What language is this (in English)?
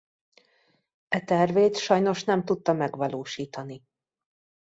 Hungarian